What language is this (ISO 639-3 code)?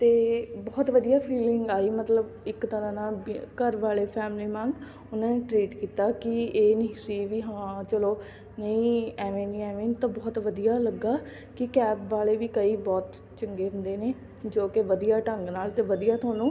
pan